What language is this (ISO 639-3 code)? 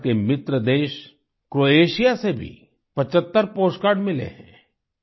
hin